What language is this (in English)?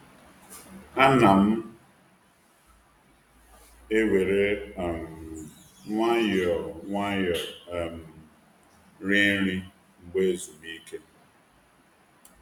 Igbo